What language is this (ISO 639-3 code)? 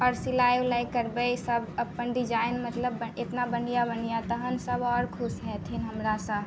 mai